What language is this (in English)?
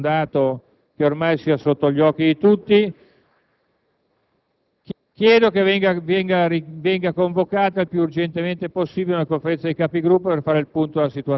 Italian